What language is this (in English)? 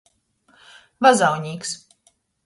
Latgalian